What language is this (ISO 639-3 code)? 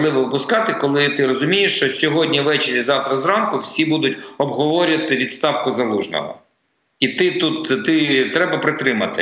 ukr